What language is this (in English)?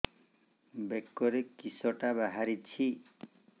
Odia